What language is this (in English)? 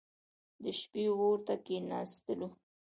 Pashto